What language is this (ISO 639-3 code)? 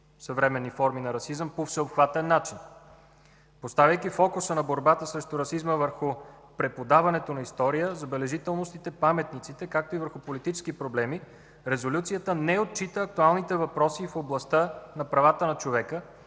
bul